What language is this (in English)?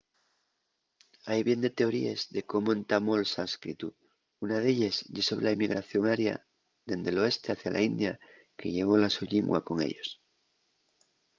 Asturian